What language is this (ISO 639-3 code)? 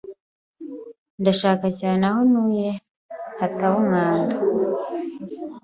kin